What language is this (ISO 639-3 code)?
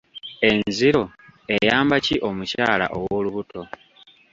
lug